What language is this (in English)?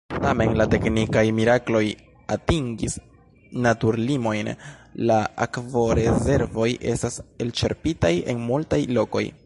Esperanto